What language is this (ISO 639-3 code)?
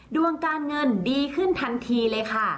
tha